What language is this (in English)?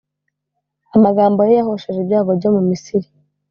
Kinyarwanda